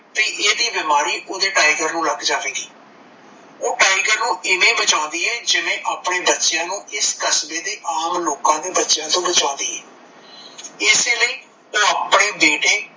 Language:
Punjabi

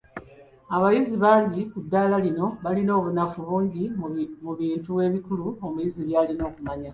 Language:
Ganda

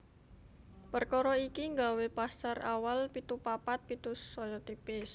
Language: Javanese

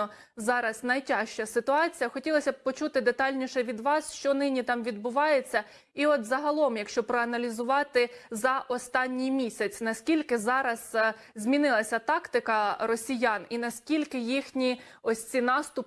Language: Ukrainian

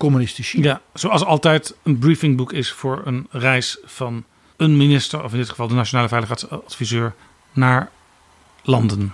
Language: Dutch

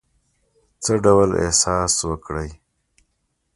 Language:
Pashto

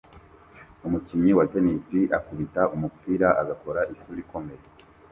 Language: Kinyarwanda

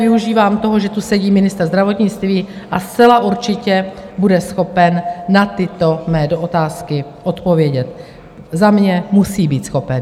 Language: Czech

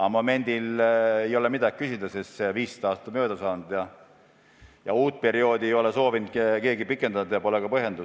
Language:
Estonian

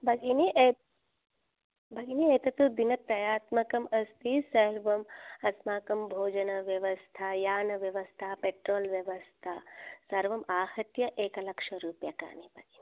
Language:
Sanskrit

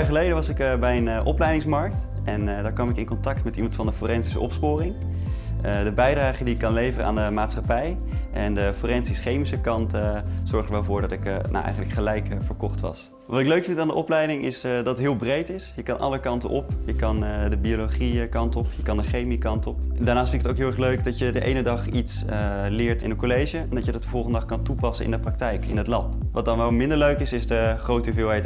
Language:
Dutch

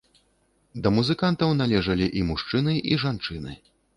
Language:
Belarusian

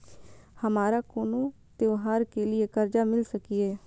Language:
Maithili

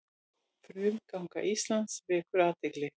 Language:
Icelandic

